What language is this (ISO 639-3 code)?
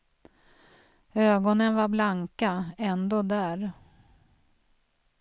swe